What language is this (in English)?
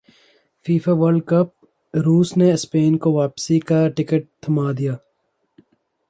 Urdu